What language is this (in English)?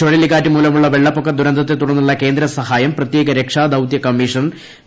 Malayalam